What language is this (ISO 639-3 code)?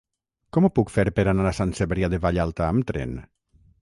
cat